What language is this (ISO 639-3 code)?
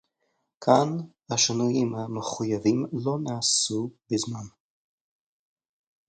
heb